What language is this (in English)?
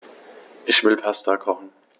German